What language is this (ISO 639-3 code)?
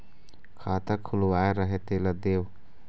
hne